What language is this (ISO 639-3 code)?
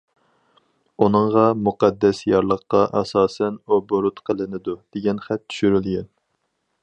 uig